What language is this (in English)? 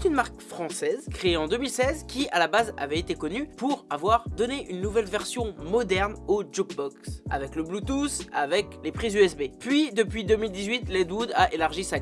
French